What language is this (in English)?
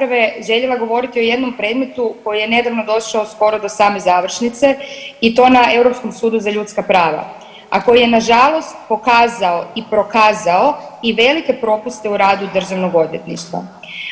Croatian